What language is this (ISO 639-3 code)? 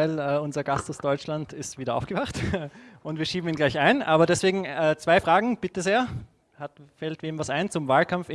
deu